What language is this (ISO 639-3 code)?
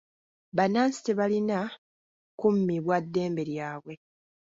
lug